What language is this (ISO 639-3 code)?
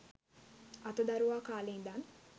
sin